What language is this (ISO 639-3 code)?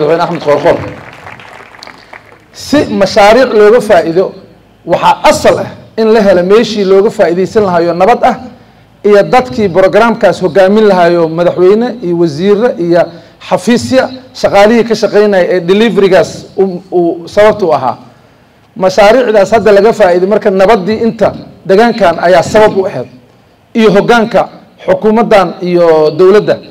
ara